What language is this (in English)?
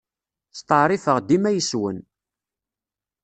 Kabyle